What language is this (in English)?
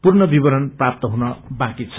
Nepali